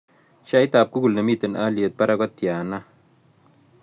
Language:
Kalenjin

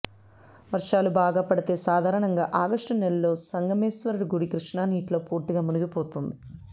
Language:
Telugu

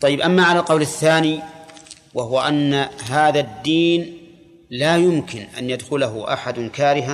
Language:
Arabic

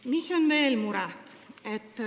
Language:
Estonian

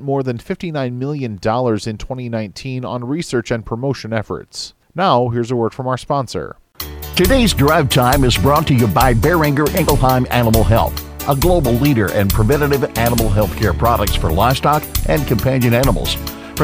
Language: English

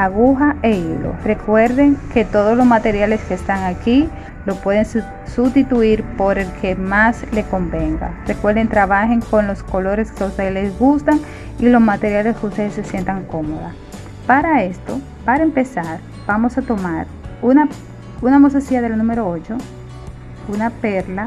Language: Spanish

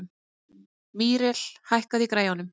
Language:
Icelandic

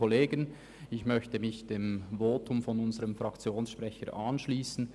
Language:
Swiss German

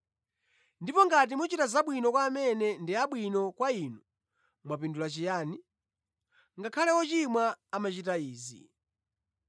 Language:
Nyanja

